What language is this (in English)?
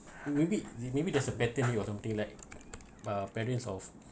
English